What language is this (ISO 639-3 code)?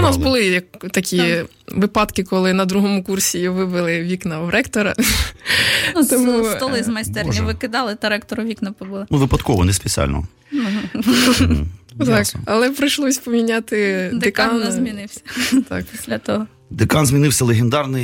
ukr